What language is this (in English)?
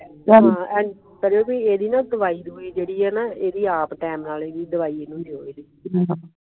Punjabi